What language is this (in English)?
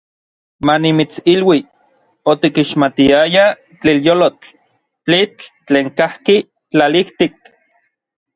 Orizaba Nahuatl